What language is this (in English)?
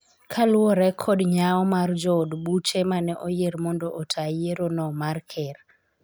Luo (Kenya and Tanzania)